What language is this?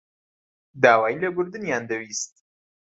Central Kurdish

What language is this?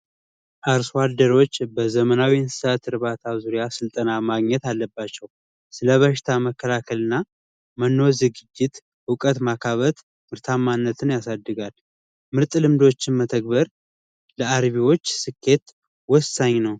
Amharic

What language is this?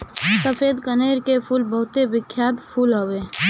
Bhojpuri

